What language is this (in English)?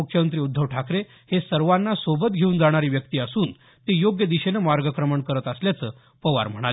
Marathi